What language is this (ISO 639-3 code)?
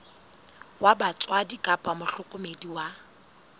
sot